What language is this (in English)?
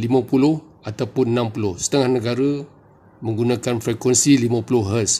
Malay